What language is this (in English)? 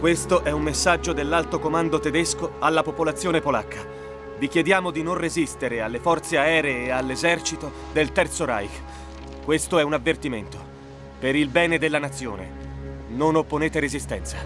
Italian